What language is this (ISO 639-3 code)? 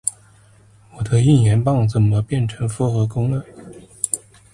zho